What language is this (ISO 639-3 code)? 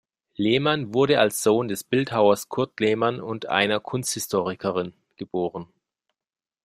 deu